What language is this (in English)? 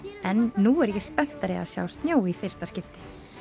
Icelandic